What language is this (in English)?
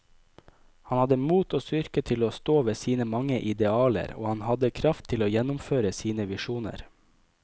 Norwegian